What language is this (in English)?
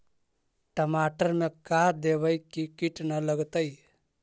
Magahi